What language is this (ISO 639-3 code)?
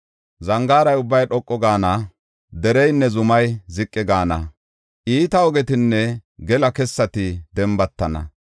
gof